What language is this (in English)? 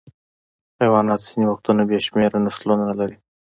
Pashto